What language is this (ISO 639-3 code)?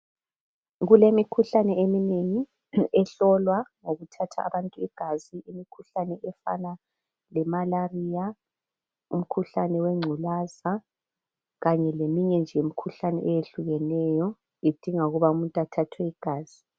nde